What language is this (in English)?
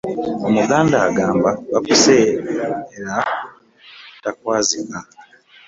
Ganda